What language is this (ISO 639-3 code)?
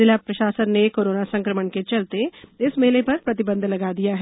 hin